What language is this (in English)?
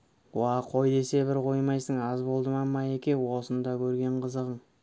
Kazakh